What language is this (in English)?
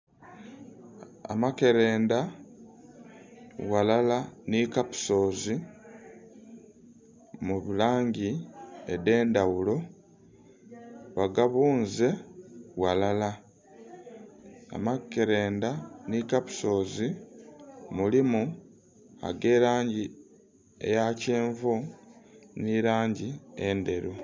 Soga